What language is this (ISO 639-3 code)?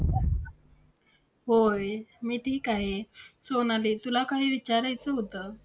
mar